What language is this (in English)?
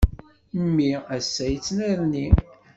Kabyle